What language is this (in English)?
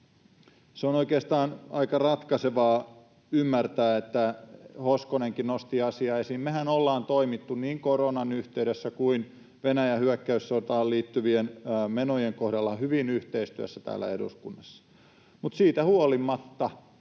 Finnish